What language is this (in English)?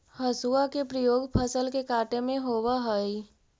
Magahi